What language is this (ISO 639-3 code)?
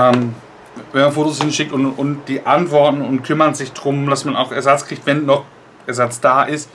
deu